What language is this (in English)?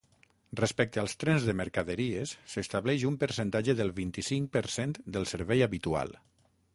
Catalan